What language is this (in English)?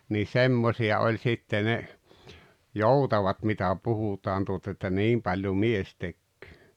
Finnish